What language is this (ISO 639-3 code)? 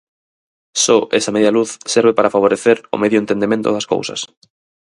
glg